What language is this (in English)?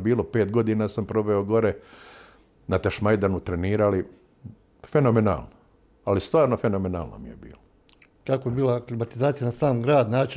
Croatian